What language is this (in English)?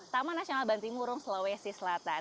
Indonesian